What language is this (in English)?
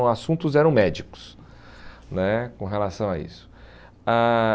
Portuguese